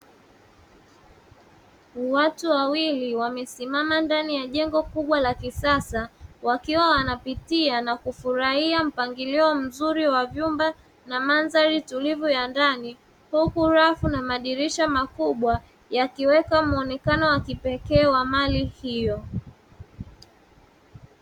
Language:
Swahili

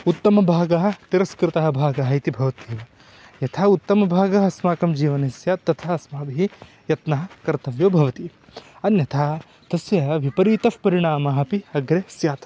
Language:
Sanskrit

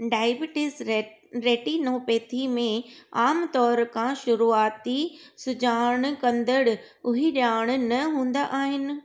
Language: Sindhi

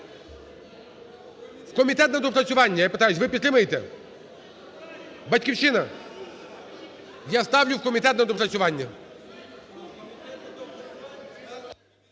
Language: Ukrainian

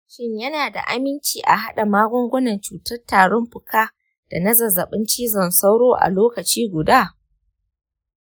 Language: Hausa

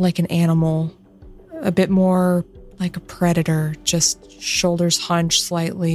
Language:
English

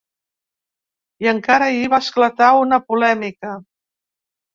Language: Catalan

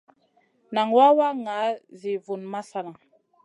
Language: Masana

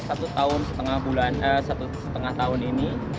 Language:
Indonesian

